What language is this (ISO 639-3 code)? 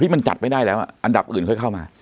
tha